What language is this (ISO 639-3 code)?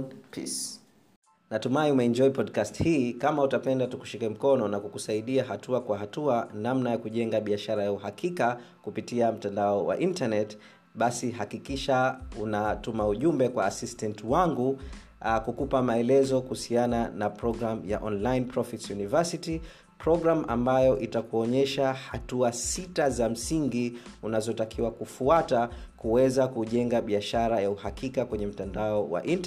swa